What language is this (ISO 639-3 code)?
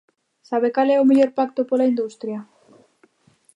glg